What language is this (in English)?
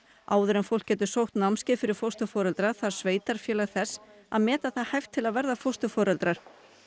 Icelandic